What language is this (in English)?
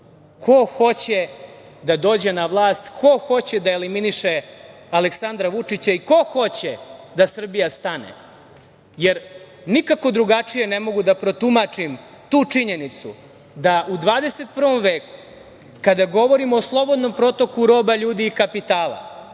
Serbian